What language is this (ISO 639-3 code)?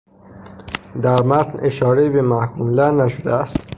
fas